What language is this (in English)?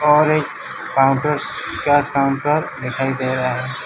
Hindi